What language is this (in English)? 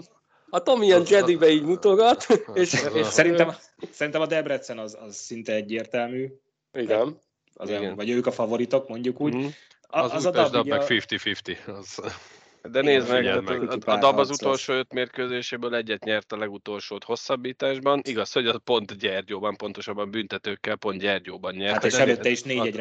Hungarian